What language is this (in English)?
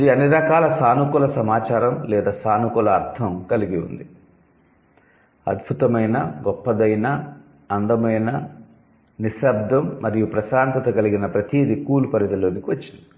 Telugu